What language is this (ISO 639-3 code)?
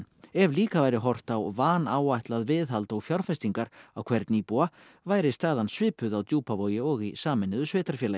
isl